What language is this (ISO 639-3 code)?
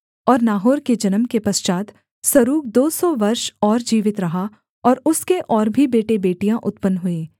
hin